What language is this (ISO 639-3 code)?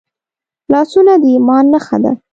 pus